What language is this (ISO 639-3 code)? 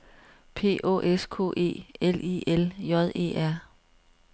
dan